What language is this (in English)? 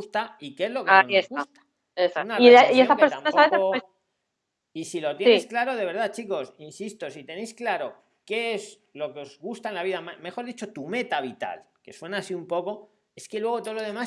Spanish